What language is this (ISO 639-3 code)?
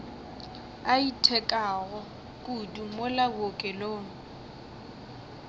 nso